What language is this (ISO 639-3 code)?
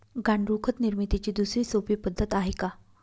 mar